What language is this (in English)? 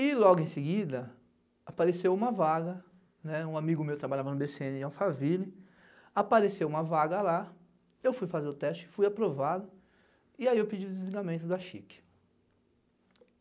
Portuguese